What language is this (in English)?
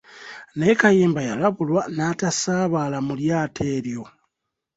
Ganda